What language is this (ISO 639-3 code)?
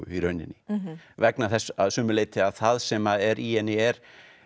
isl